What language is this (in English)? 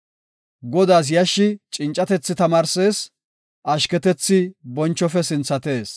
Gofa